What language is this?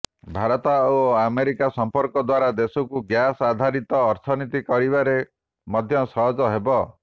Odia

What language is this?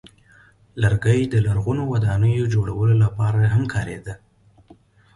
Pashto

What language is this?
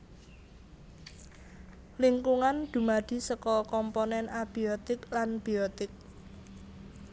Javanese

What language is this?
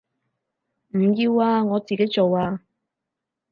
Cantonese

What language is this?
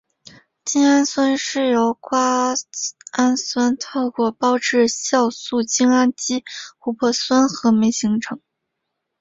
Chinese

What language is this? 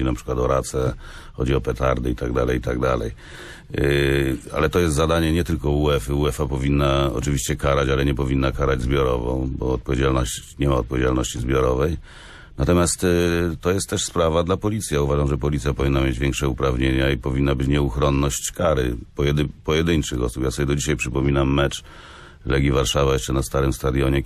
Polish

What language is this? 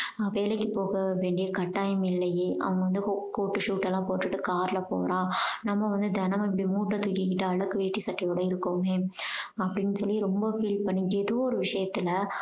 Tamil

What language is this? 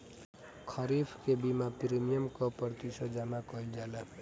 Bhojpuri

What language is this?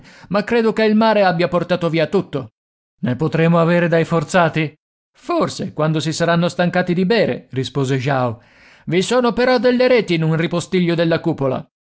Italian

